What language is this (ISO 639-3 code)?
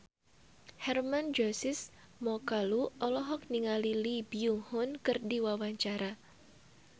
sun